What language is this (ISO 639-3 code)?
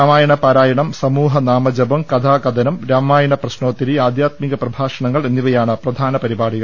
mal